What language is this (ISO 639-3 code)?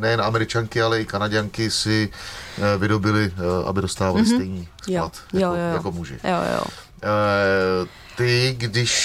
ces